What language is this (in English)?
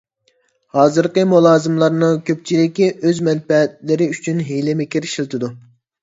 Uyghur